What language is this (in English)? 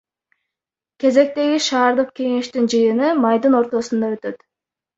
Kyrgyz